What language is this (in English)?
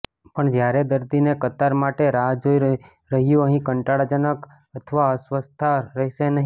Gujarati